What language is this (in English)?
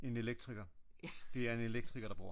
Danish